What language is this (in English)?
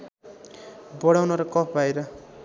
Nepali